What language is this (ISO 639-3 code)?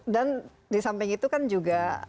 ind